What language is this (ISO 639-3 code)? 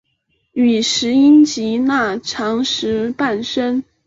zho